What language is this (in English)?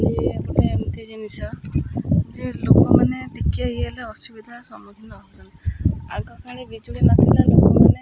Odia